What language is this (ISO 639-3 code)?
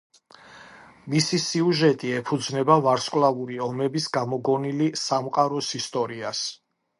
kat